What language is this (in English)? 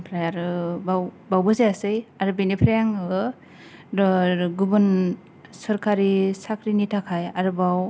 Bodo